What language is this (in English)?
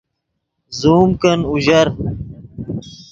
Yidgha